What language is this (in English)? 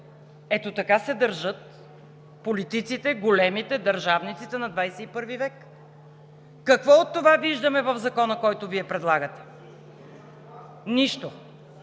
Bulgarian